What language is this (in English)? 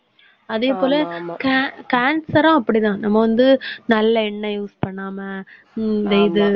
Tamil